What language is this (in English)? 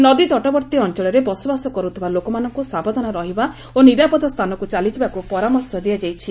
Odia